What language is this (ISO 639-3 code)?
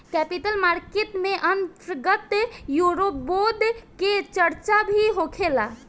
bho